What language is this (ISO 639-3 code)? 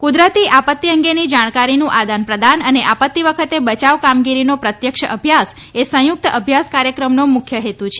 guj